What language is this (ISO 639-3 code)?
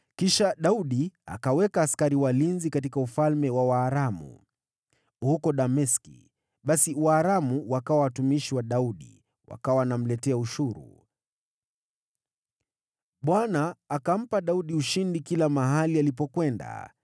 swa